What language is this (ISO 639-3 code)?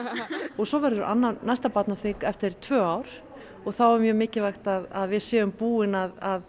isl